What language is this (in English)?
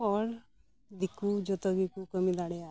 Santali